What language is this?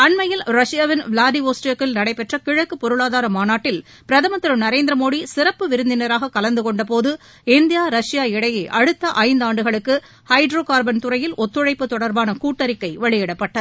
Tamil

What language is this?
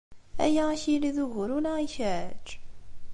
Kabyle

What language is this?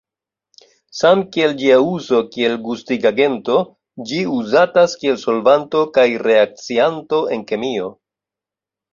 Esperanto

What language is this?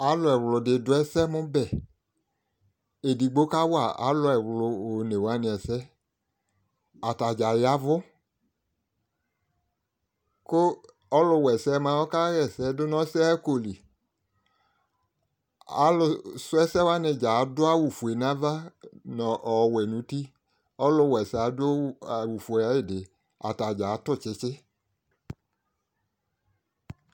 Ikposo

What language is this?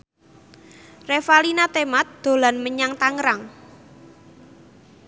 Javanese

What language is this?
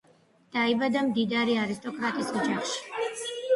Georgian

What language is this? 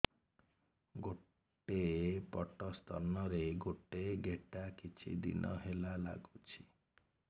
Odia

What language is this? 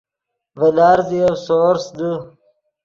Yidgha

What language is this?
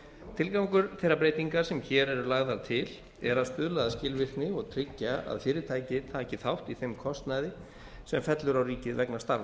Icelandic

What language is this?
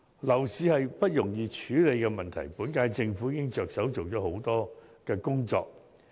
Cantonese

